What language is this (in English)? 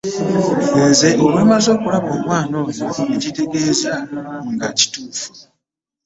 Ganda